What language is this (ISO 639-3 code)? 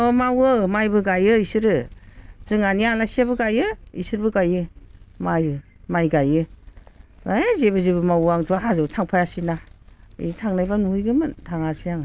brx